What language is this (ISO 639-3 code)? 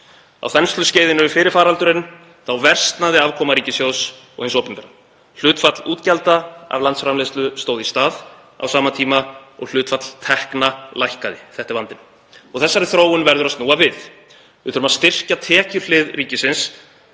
isl